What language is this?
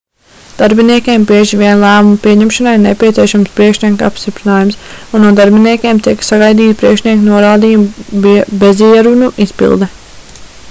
Latvian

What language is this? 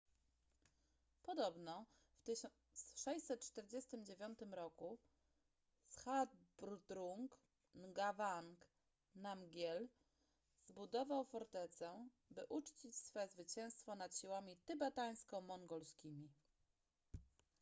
Polish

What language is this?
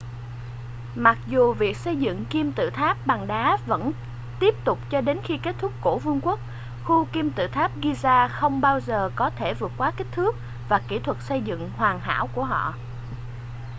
Vietnamese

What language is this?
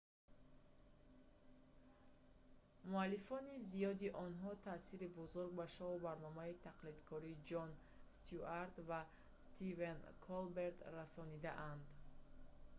Tajik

